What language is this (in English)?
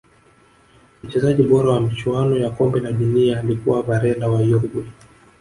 Swahili